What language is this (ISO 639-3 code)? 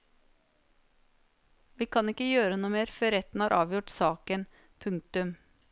nor